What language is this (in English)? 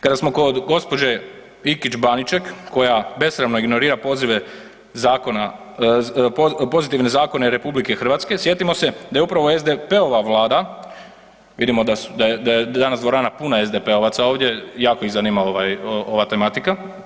Croatian